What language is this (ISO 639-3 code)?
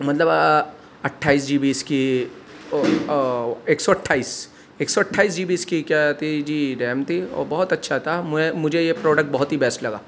urd